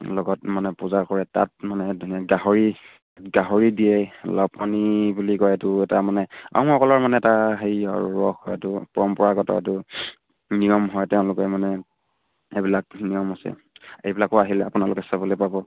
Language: Assamese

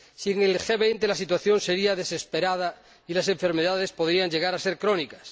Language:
Spanish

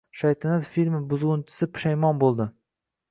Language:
Uzbek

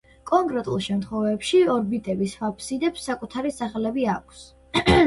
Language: Georgian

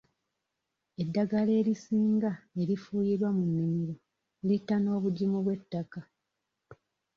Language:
Ganda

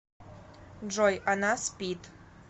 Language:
Russian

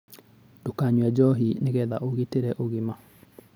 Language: Kikuyu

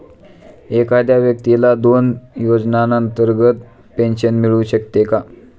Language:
Marathi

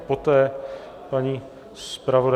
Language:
Czech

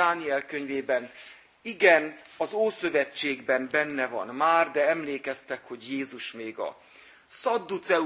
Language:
Hungarian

